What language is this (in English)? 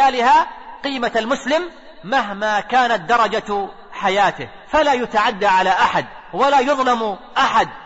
Arabic